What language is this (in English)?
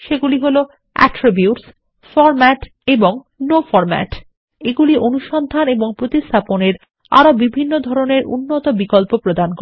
Bangla